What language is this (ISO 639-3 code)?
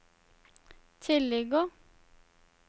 nor